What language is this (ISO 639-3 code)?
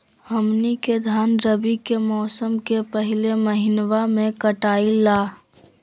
mag